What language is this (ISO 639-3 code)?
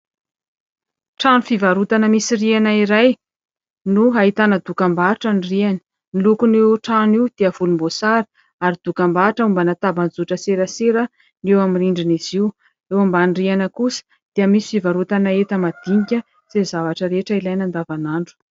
mlg